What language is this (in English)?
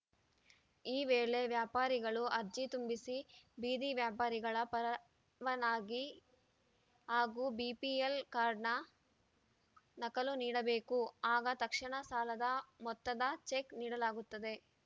Kannada